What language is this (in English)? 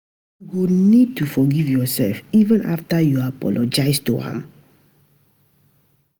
Nigerian Pidgin